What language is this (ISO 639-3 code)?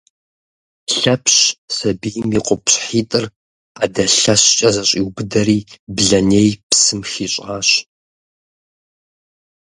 kbd